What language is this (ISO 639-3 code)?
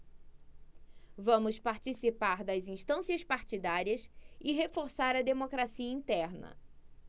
por